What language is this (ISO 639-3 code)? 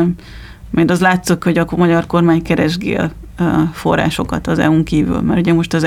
hun